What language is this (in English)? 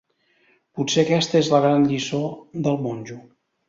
Catalan